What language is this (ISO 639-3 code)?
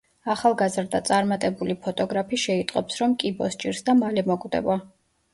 kat